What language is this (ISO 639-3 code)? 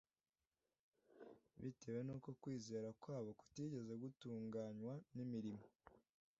kin